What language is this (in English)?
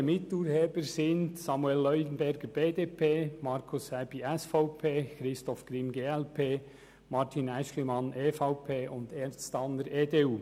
Swiss German